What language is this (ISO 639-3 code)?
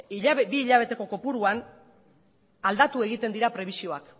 eus